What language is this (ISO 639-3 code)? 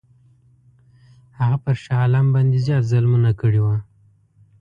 pus